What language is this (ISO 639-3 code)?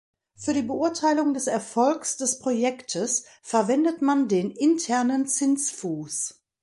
deu